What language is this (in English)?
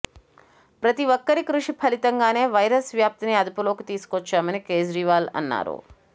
Telugu